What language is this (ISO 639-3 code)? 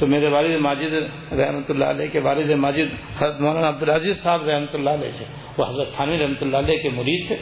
urd